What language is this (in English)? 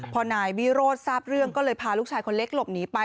Thai